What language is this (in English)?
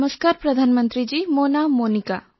Odia